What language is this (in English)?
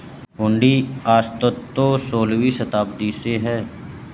Hindi